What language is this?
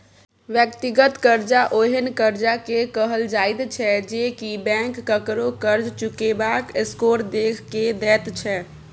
Maithili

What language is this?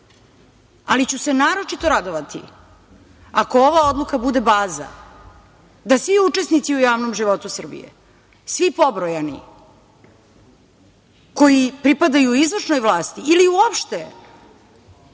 Serbian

